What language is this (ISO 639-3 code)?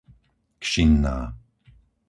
slk